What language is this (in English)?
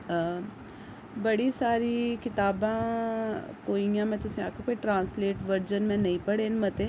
Dogri